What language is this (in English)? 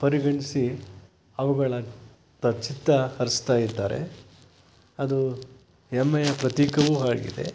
Kannada